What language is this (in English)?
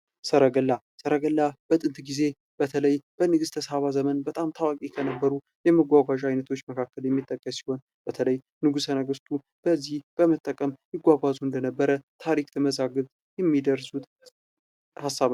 Amharic